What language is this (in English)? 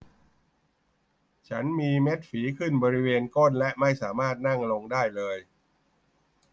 Thai